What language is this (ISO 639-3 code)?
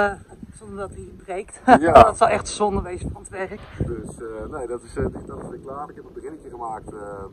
nld